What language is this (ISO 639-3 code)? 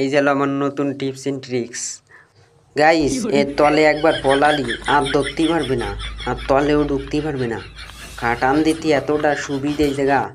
ben